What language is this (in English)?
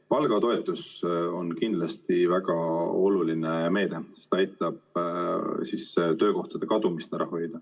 Estonian